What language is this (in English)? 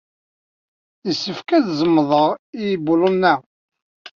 Kabyle